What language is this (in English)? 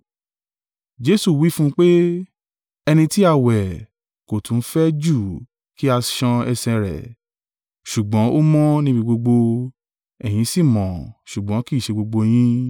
Yoruba